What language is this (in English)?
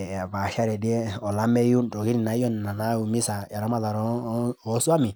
Masai